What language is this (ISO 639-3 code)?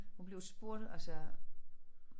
dan